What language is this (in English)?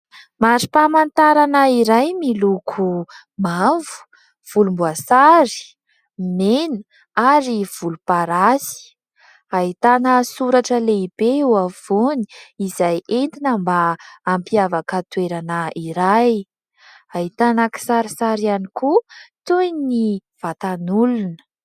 Malagasy